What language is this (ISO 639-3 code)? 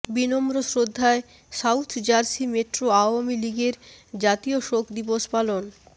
ben